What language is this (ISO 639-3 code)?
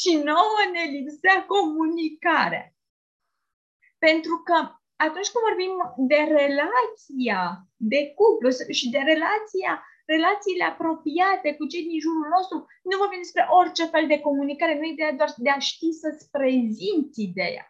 ron